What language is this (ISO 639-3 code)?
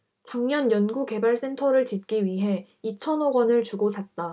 kor